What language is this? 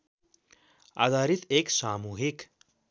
Nepali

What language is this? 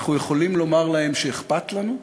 Hebrew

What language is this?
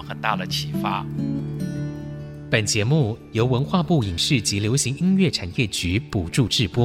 Chinese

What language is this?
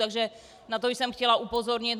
Czech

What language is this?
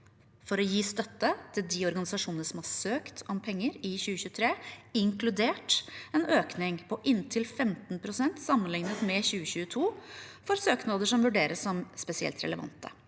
Norwegian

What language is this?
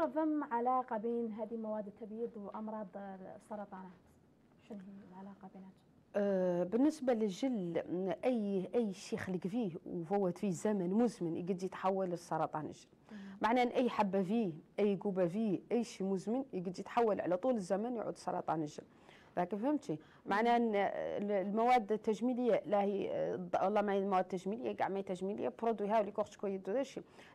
Arabic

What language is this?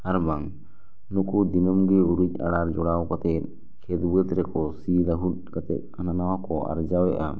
Santali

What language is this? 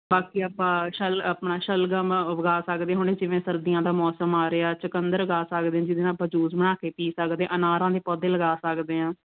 Punjabi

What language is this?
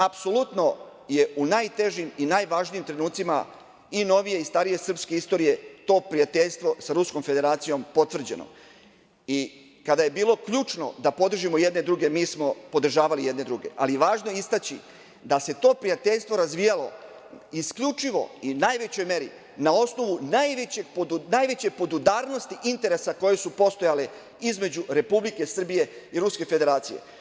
Serbian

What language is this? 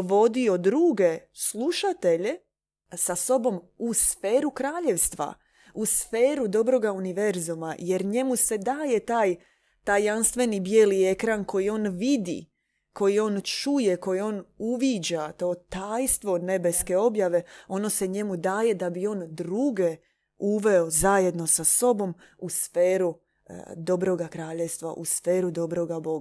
Croatian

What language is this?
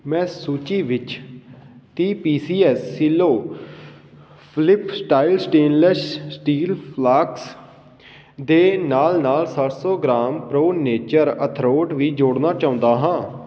Punjabi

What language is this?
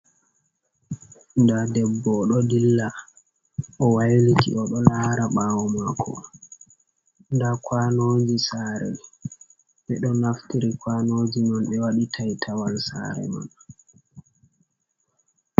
Fula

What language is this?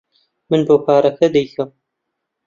Central Kurdish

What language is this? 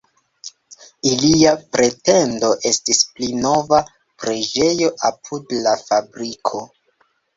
Esperanto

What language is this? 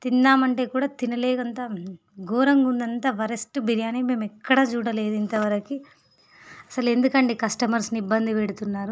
Telugu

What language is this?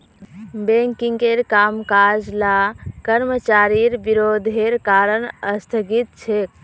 Magahi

